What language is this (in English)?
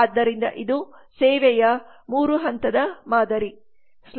Kannada